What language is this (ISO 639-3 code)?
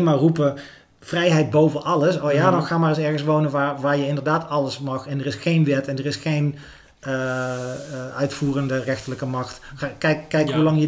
nld